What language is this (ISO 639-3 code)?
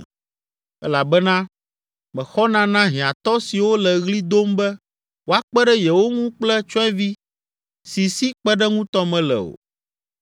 ewe